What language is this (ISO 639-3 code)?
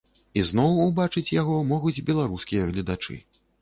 bel